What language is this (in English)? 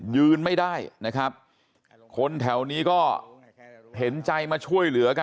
Thai